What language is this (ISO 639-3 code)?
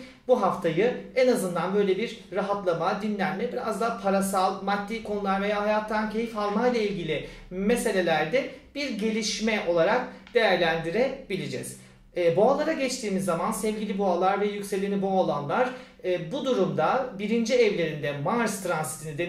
tur